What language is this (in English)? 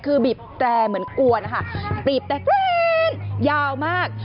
Thai